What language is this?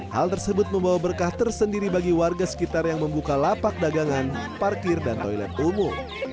Indonesian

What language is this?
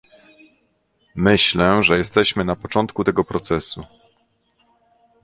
Polish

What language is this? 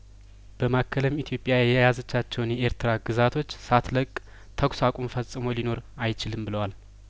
Amharic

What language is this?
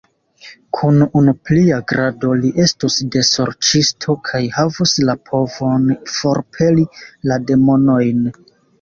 Esperanto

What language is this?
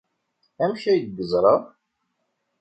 Kabyle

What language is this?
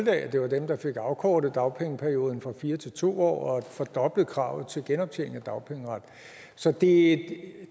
Danish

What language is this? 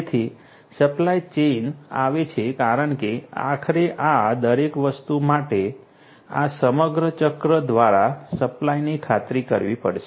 Gujarati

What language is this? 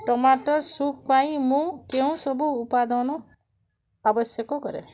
Odia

